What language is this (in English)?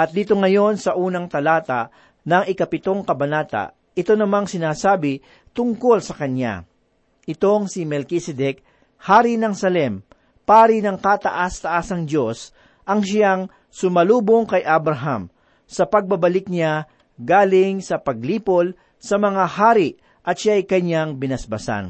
Filipino